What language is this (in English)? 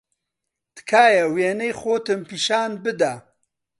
Central Kurdish